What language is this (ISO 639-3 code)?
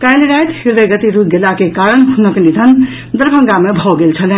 mai